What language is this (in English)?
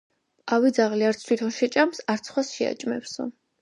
Georgian